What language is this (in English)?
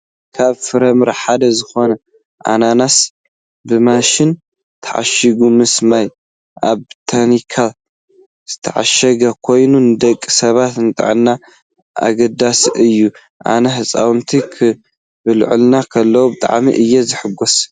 Tigrinya